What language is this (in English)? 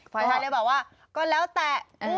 Thai